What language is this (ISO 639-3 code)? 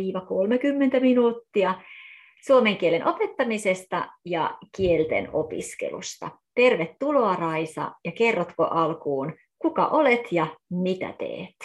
fin